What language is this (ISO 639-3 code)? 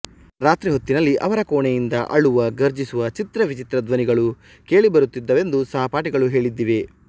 kan